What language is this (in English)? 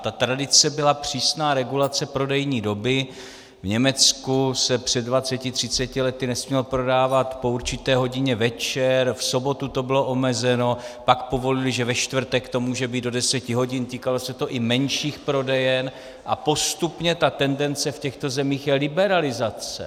Czech